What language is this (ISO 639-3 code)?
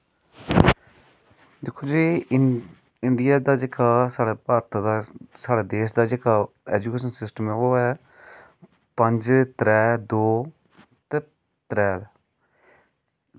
doi